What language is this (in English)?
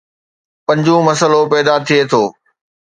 Sindhi